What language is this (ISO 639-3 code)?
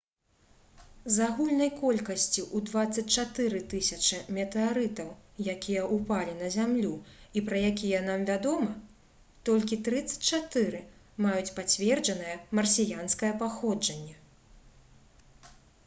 bel